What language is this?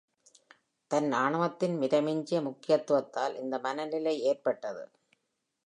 Tamil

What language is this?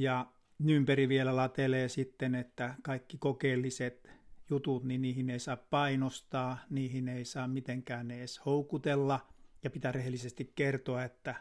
Finnish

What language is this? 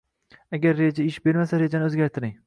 Uzbek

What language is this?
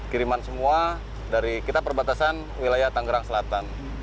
Indonesian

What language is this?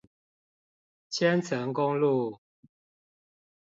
Chinese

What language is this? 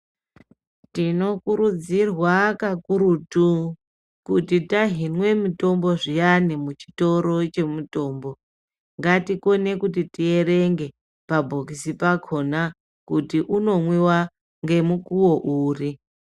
Ndau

